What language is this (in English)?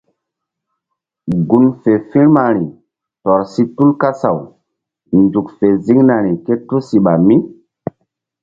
Mbum